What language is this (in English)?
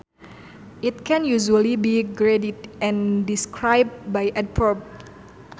Sundanese